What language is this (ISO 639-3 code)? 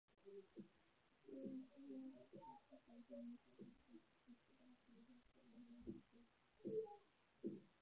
zho